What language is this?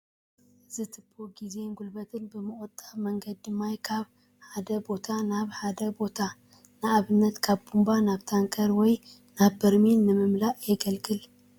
Tigrinya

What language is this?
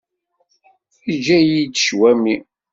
Kabyle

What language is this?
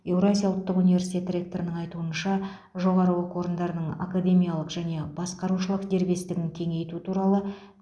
Kazakh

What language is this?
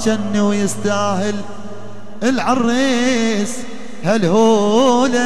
Arabic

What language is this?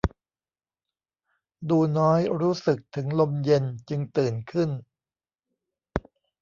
Thai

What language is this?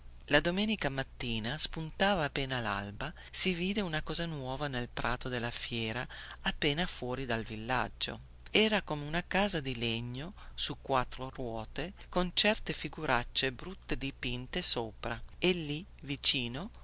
Italian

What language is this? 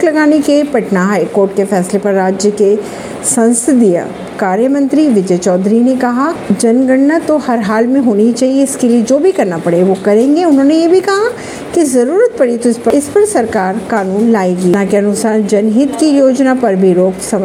Hindi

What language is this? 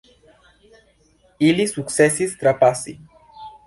Esperanto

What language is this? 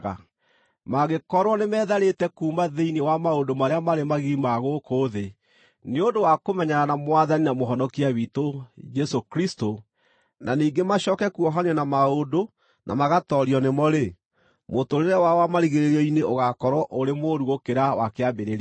Kikuyu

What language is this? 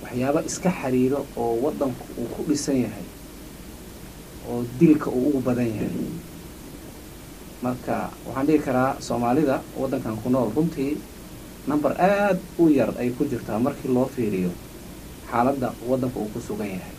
Arabic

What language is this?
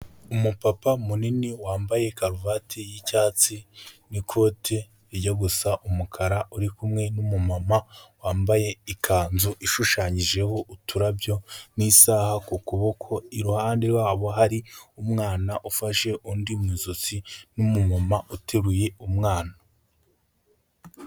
Kinyarwanda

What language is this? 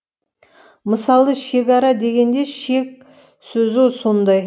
Kazakh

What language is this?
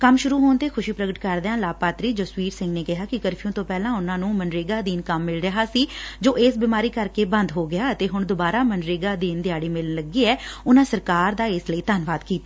Punjabi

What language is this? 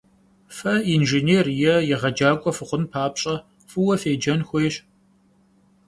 Kabardian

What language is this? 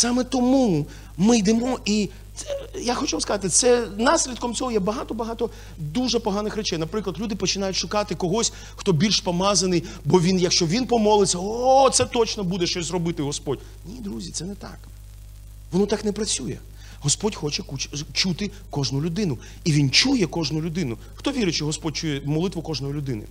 Ukrainian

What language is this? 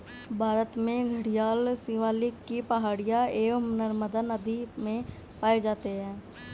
Hindi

